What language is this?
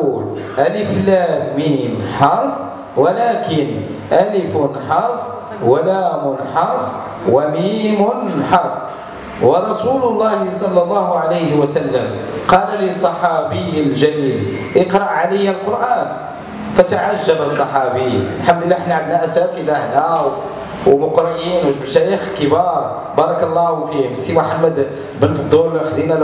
Arabic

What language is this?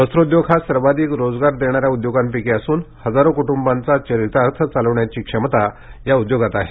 Marathi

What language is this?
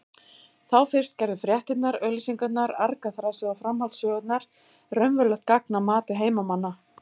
Icelandic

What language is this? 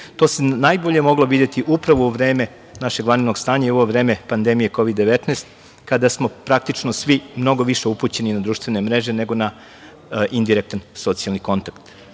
Serbian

